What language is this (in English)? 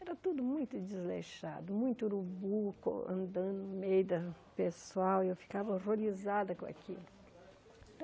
Portuguese